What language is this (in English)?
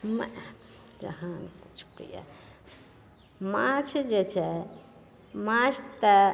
Maithili